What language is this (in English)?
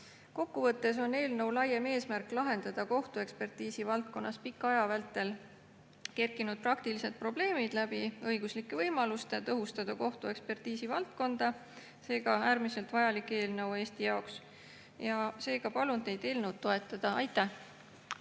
Estonian